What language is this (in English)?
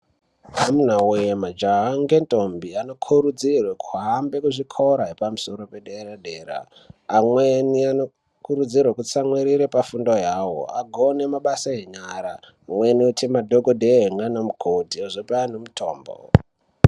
Ndau